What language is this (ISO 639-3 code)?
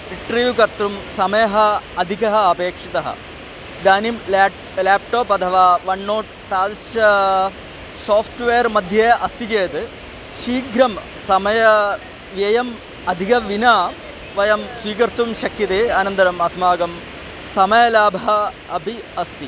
san